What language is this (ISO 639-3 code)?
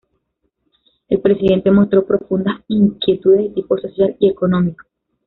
spa